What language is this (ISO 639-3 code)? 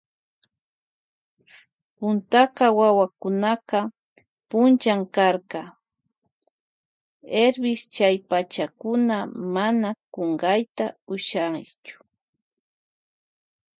qvj